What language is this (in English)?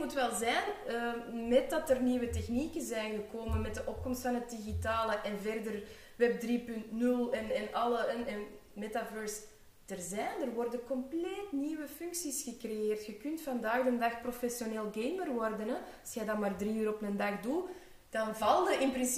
Dutch